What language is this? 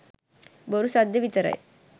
Sinhala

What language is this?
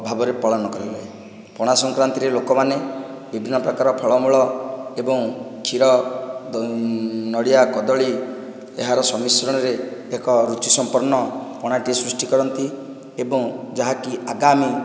Odia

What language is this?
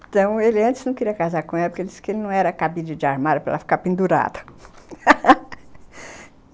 Portuguese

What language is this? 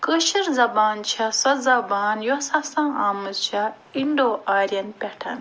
Kashmiri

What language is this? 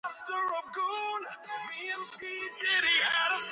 Georgian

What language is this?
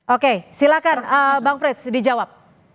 Indonesian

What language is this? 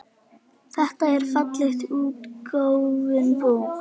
Icelandic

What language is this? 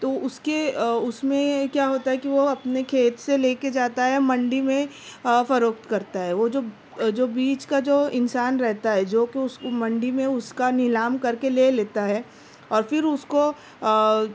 Urdu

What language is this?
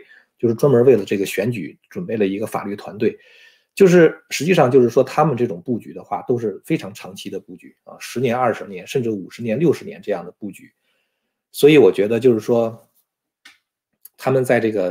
Chinese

